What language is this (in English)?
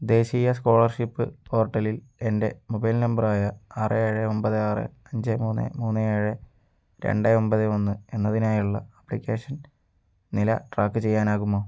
Malayalam